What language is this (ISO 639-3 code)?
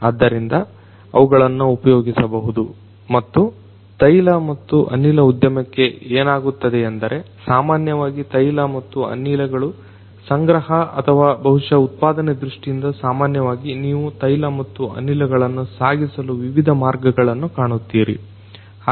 kan